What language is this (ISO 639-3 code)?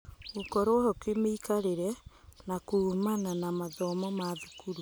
kik